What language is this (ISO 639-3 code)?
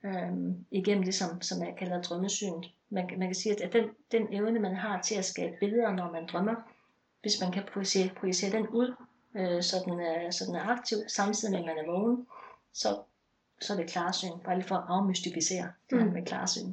dan